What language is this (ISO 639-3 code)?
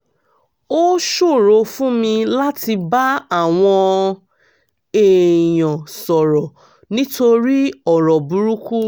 yor